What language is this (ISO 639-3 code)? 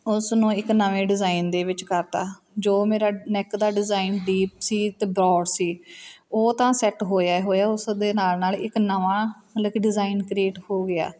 pan